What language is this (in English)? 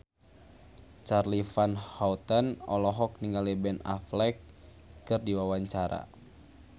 Sundanese